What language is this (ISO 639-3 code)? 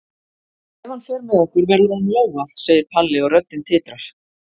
isl